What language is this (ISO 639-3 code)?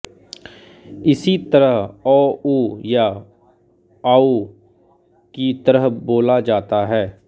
hin